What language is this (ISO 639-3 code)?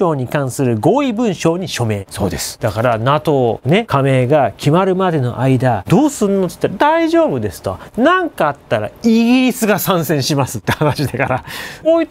jpn